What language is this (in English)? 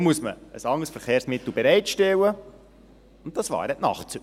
Swiss German